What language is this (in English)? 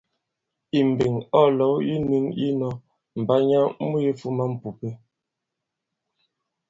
Bankon